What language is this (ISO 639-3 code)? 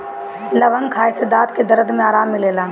bho